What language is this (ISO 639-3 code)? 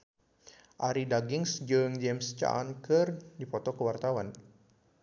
sun